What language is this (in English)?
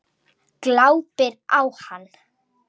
Icelandic